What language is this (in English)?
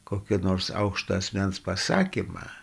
Lithuanian